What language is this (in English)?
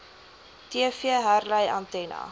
Afrikaans